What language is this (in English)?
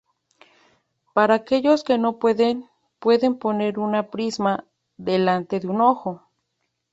Spanish